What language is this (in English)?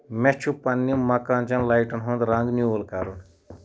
Kashmiri